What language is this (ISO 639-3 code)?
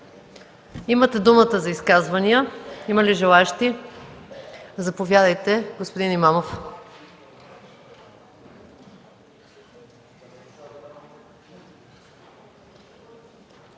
bul